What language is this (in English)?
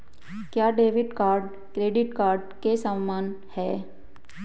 Hindi